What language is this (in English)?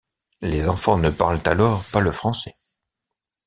French